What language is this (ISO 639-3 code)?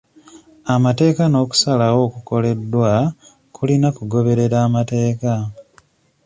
lug